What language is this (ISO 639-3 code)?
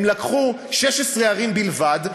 heb